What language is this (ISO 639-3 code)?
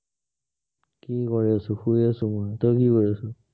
asm